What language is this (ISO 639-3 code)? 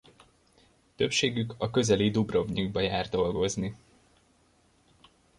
hun